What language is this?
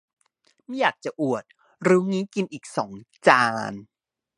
Thai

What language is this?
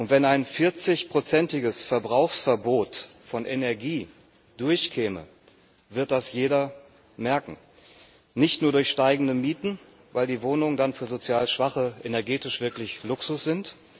German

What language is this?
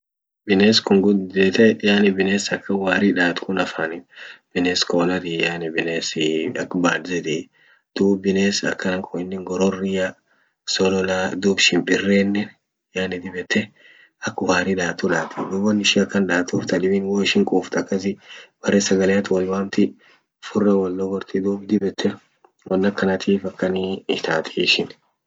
Orma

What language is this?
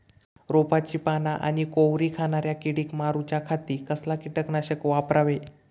Marathi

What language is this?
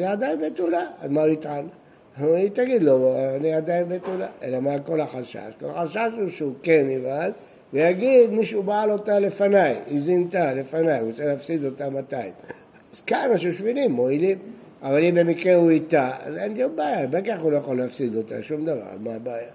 Hebrew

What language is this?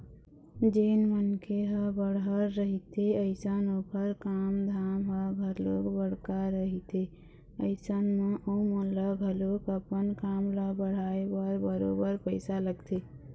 Chhattisgarhi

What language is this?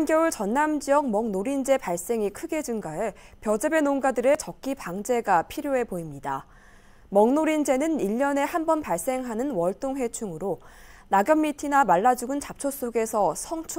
Korean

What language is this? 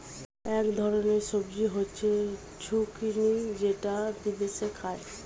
Bangla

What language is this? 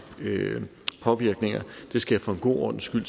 Danish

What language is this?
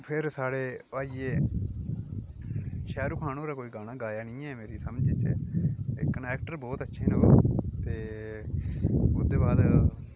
Dogri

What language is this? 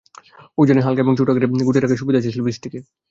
Bangla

